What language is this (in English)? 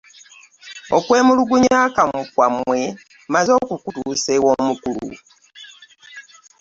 Ganda